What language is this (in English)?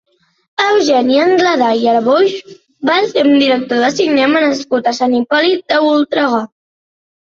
Catalan